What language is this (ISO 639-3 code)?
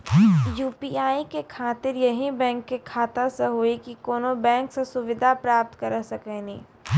mai